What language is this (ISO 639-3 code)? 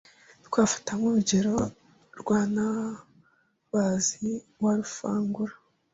kin